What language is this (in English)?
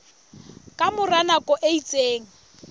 Southern Sotho